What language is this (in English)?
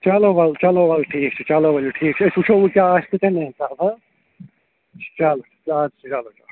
Kashmiri